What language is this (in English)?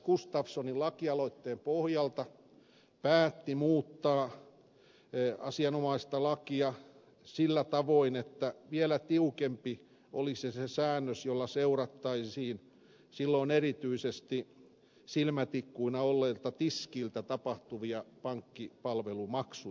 Finnish